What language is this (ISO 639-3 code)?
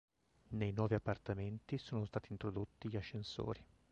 ita